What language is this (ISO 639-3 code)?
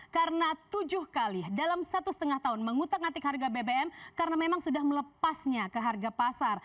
ind